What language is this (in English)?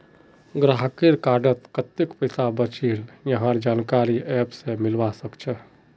Magahi